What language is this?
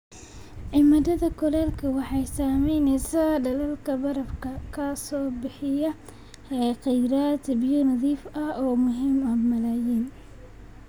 Somali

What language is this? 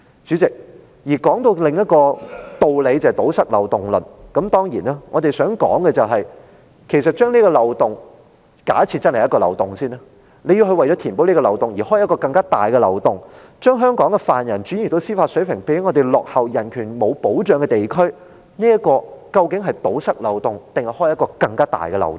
Cantonese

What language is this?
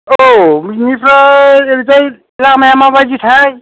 Bodo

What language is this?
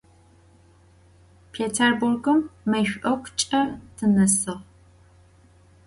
Adyghe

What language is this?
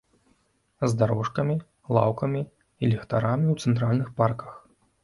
Belarusian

